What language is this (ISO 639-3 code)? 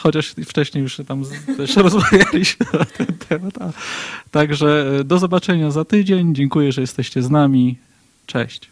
pol